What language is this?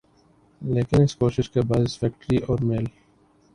Urdu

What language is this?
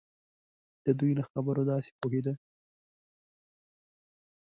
Pashto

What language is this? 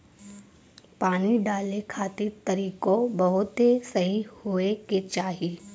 Bhojpuri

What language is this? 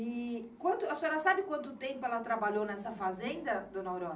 Portuguese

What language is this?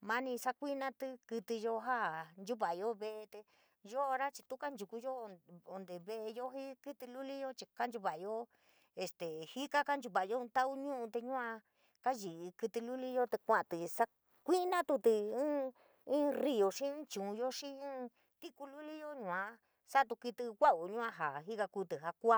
San Miguel El Grande Mixtec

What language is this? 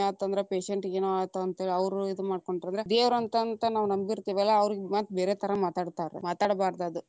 Kannada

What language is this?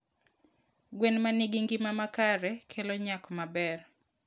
Luo (Kenya and Tanzania)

